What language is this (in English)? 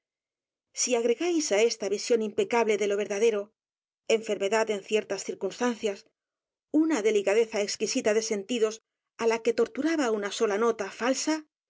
Spanish